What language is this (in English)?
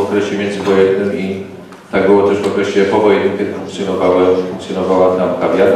Polish